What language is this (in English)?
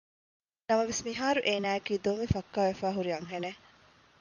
Divehi